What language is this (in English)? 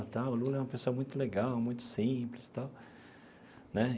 Portuguese